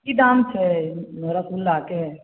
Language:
Maithili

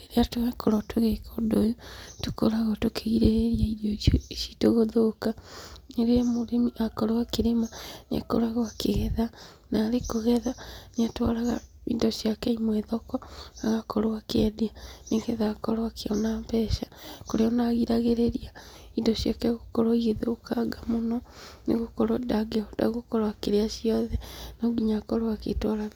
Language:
Kikuyu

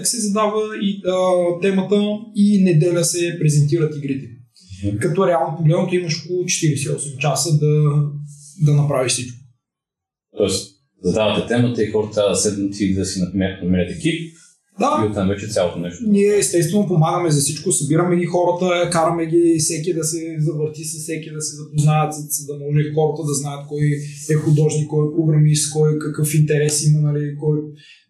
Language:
Bulgarian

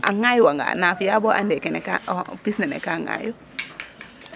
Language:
Serer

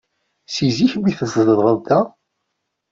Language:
Kabyle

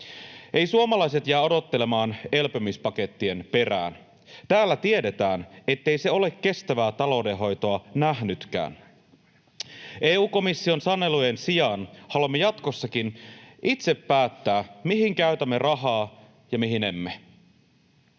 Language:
Finnish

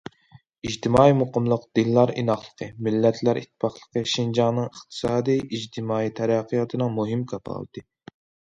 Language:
Uyghur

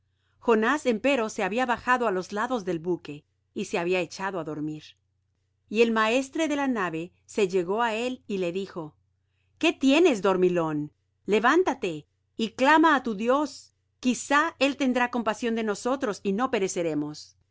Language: Spanish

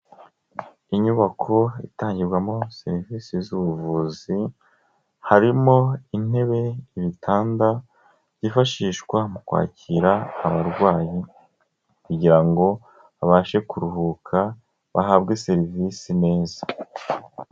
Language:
Kinyarwanda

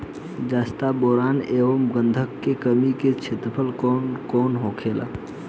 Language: Bhojpuri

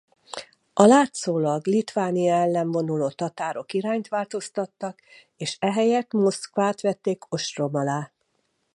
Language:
Hungarian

